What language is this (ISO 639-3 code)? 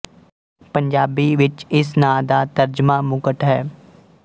pan